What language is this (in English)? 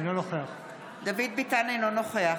Hebrew